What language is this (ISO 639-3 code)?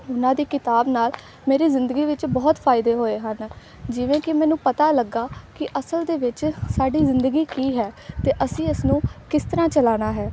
pan